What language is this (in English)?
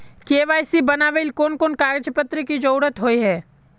Magahi